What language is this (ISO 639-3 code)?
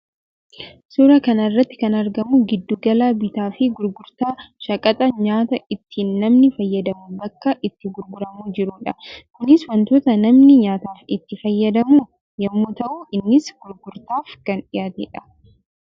orm